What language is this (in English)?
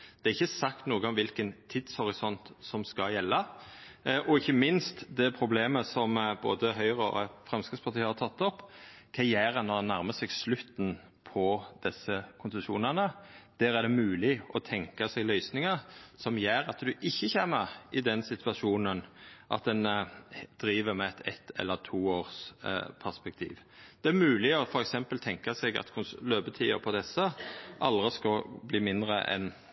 Norwegian Nynorsk